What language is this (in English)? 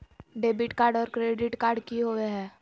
Magahi